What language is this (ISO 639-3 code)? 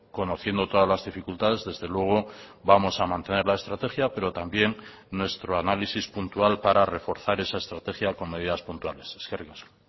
spa